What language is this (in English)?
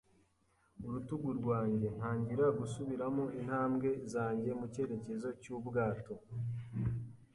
Kinyarwanda